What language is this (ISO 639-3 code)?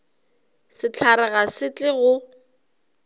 nso